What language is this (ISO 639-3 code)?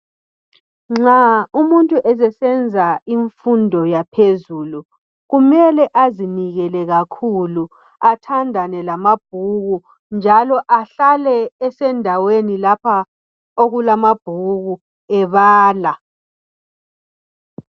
nde